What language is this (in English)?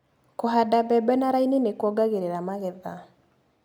Kikuyu